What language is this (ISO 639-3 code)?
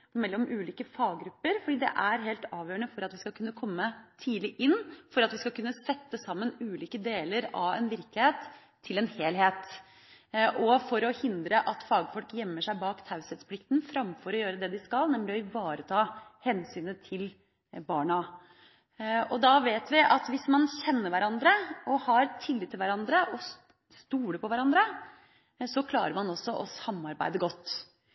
nob